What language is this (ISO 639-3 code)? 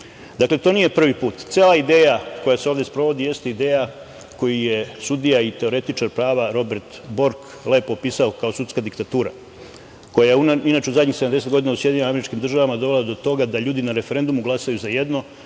srp